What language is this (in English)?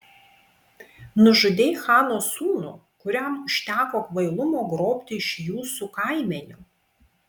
Lithuanian